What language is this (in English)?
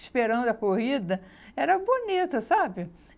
Portuguese